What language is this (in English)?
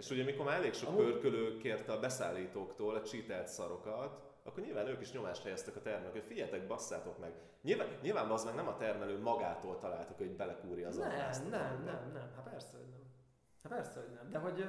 Hungarian